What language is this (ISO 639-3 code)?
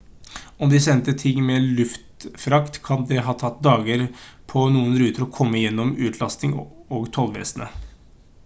nob